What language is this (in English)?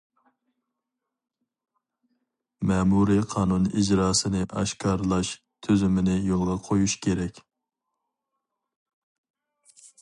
Uyghur